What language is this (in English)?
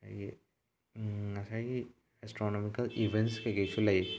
Manipuri